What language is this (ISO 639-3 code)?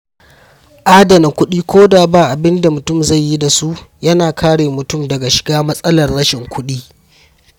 hau